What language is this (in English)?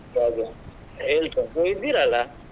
Kannada